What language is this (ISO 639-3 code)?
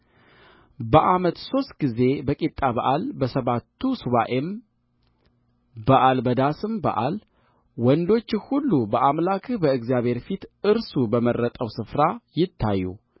amh